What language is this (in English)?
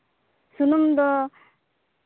Santali